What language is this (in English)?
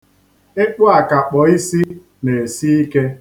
Igbo